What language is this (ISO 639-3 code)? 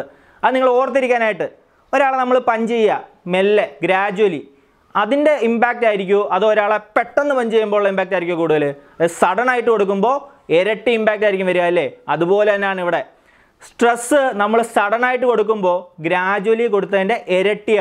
mal